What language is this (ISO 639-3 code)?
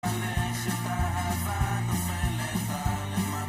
heb